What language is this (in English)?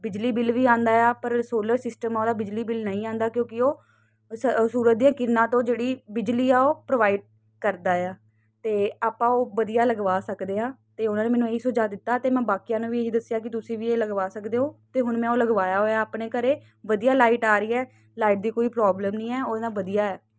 Punjabi